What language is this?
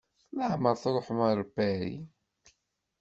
Kabyle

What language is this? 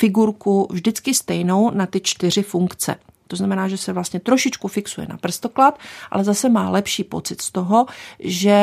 Czech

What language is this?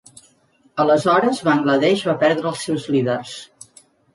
Catalan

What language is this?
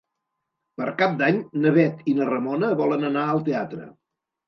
Catalan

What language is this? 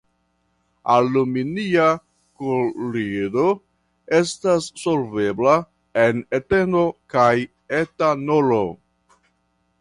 Esperanto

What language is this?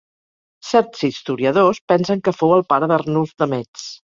Catalan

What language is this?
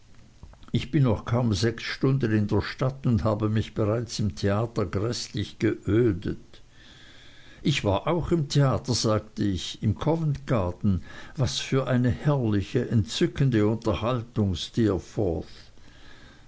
German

